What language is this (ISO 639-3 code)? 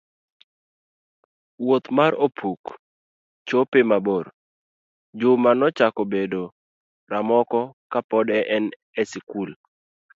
luo